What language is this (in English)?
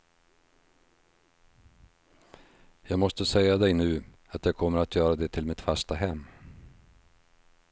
Swedish